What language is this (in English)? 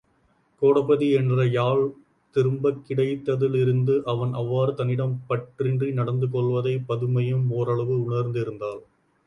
Tamil